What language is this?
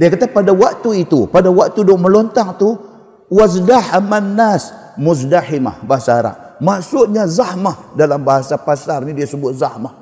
Malay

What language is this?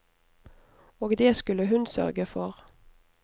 Norwegian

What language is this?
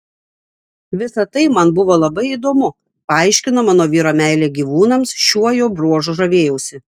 Lithuanian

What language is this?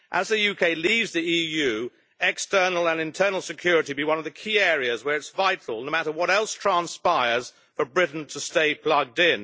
English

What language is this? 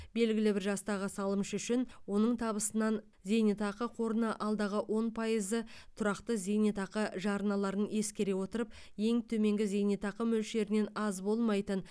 Kazakh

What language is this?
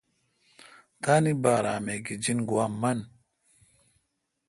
Kalkoti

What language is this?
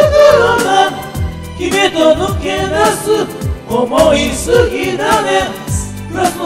Romanian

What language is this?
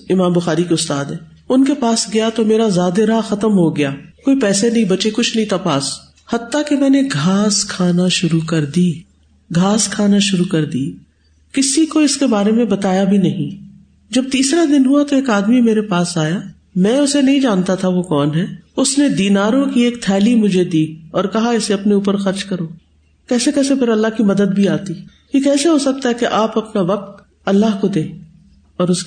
Urdu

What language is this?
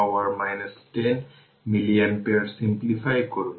Bangla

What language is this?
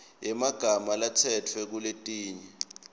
Swati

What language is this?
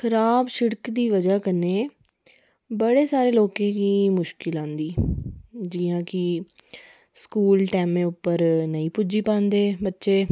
Dogri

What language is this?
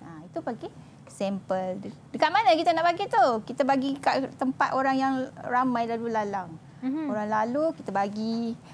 Malay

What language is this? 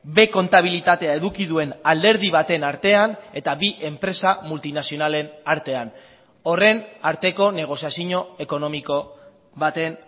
Basque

